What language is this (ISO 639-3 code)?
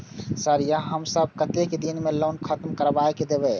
mai